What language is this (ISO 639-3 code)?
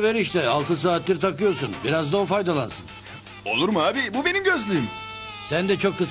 tur